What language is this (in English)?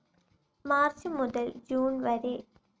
Malayalam